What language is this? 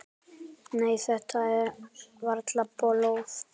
Icelandic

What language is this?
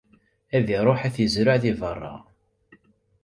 Kabyle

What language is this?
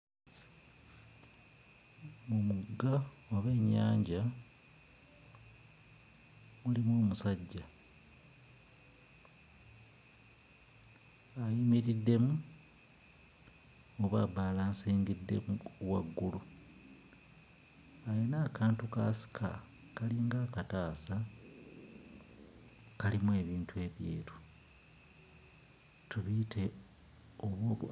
Ganda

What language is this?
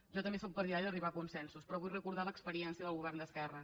Catalan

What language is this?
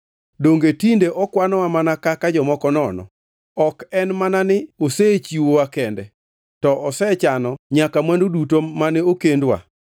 Luo (Kenya and Tanzania)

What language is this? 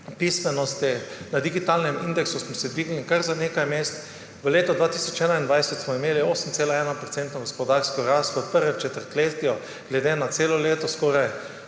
Slovenian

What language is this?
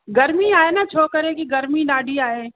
Sindhi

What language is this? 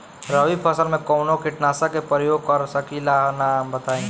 Bhojpuri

